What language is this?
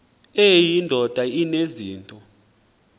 Xhosa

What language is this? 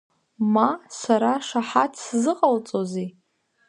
Abkhazian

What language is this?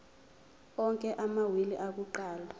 Zulu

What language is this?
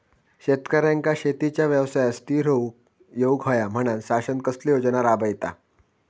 Marathi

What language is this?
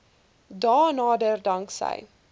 Afrikaans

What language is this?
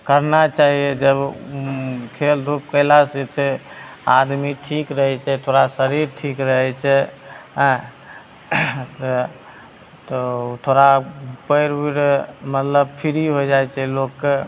Maithili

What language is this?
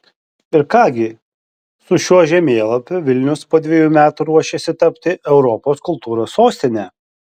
Lithuanian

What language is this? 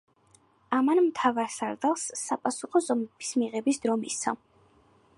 Georgian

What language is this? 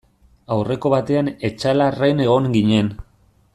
Basque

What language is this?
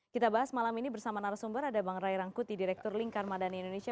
Indonesian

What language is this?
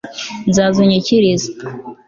Kinyarwanda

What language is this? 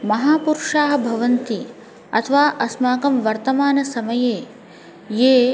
Sanskrit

